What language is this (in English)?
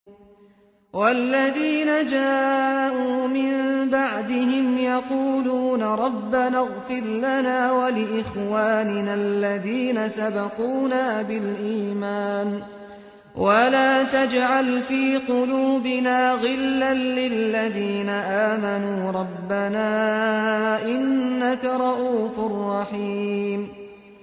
Arabic